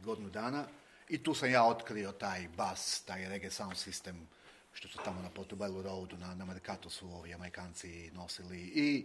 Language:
Croatian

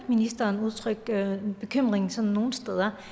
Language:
Danish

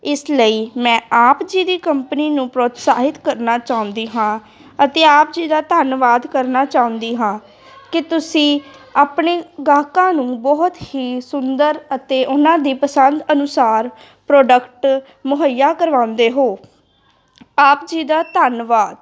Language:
Punjabi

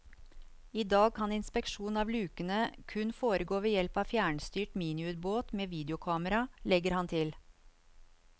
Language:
Norwegian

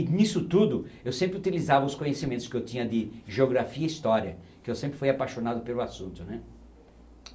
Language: Portuguese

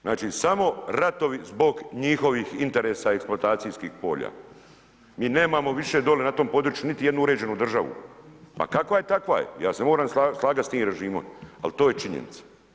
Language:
Croatian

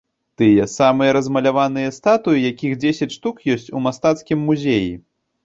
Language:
Belarusian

